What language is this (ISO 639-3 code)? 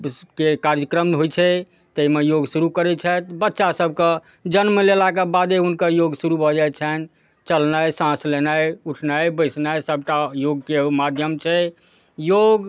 mai